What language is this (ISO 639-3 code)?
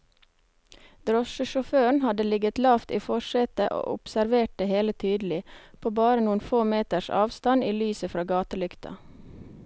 nor